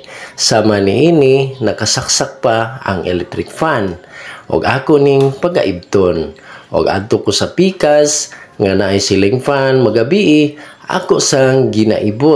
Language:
Filipino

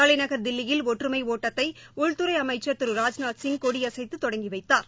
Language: Tamil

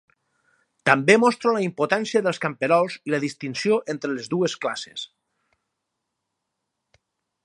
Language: Catalan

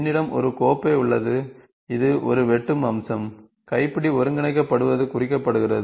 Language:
Tamil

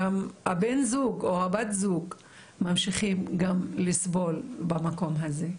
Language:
Hebrew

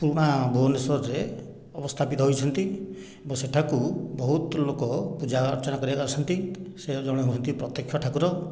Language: Odia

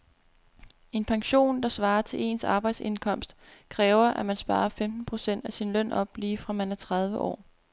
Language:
Danish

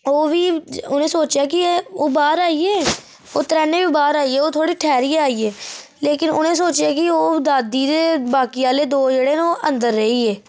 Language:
Dogri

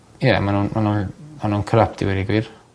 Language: Welsh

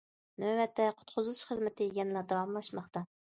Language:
Uyghur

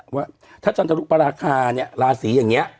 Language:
Thai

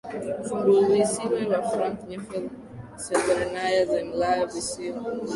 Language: Swahili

